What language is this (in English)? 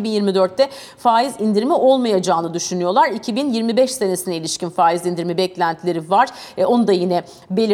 Turkish